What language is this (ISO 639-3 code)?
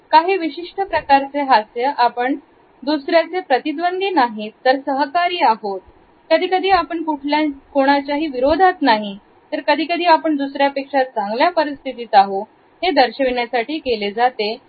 mar